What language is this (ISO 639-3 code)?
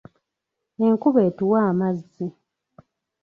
lug